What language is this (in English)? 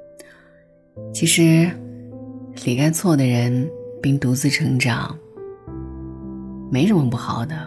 Chinese